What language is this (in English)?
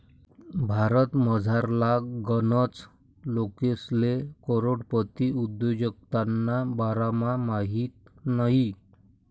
Marathi